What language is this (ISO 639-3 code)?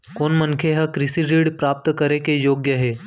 hne